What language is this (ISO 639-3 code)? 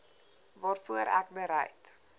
afr